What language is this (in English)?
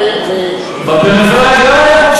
Hebrew